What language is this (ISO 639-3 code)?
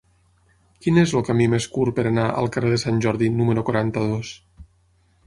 cat